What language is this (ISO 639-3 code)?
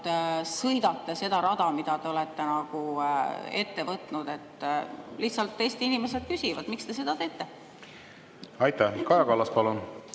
est